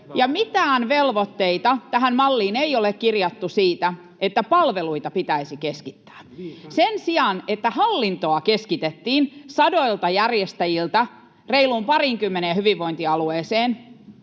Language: Finnish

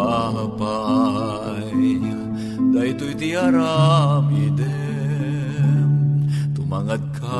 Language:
Filipino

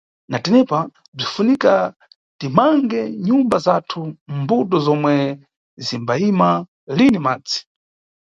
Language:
Nyungwe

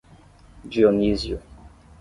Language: Portuguese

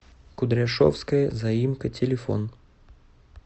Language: Russian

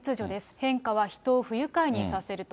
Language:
Japanese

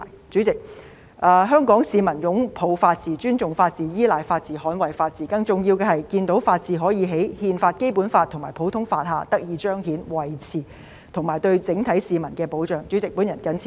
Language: Cantonese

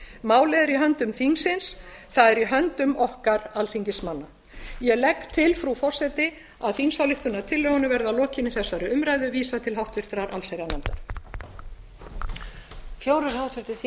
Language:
Icelandic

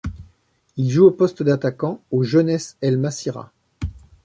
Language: French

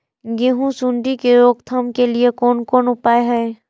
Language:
Maithili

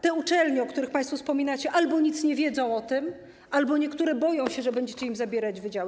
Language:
Polish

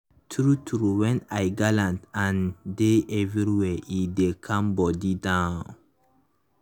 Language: Nigerian Pidgin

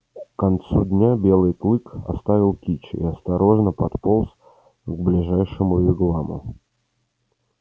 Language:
Russian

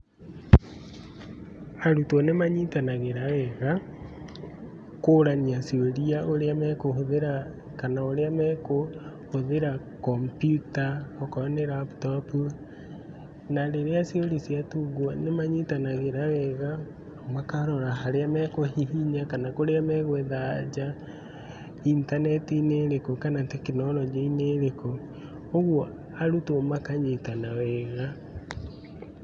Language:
Kikuyu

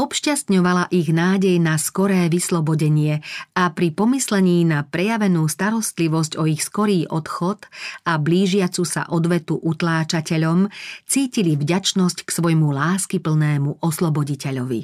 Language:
Slovak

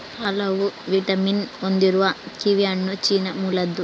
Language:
Kannada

